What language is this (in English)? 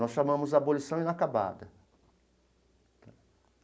Portuguese